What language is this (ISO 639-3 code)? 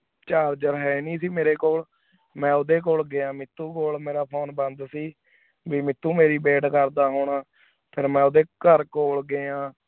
pan